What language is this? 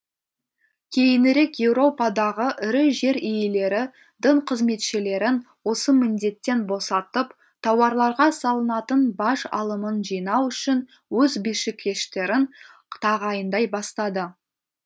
Kazakh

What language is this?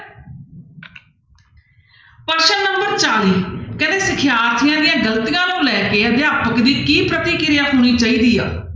Punjabi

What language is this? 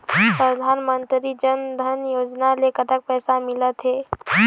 Chhattisgarhi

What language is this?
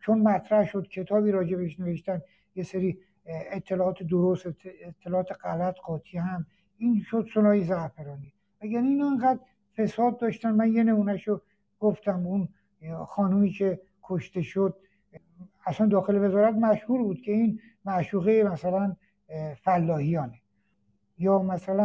Persian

